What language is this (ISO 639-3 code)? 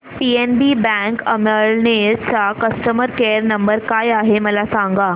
mar